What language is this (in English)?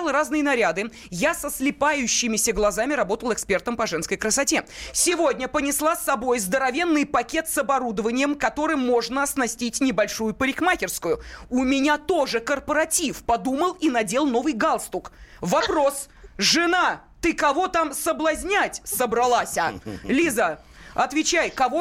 Russian